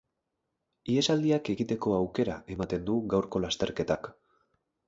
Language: Basque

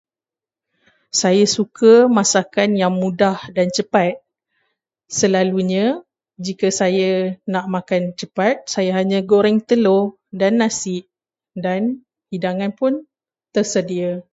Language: Malay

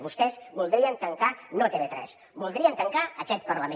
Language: Catalan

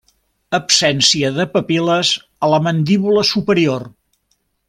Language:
Catalan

